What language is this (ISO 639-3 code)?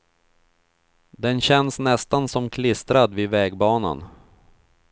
swe